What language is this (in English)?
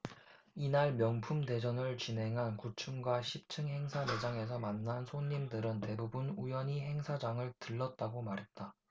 Korean